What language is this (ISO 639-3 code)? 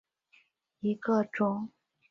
zho